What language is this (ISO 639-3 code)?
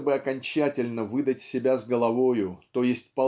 rus